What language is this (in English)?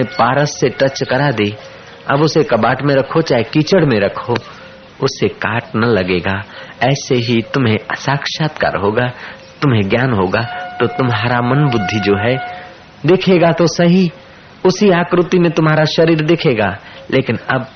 Hindi